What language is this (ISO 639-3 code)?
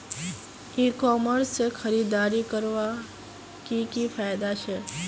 mag